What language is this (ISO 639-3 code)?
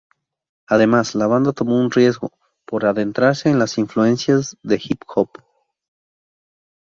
spa